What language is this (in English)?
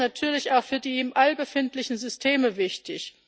German